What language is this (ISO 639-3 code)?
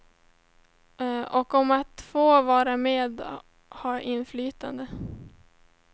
swe